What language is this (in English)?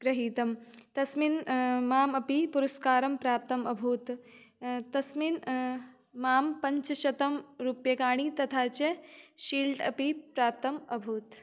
Sanskrit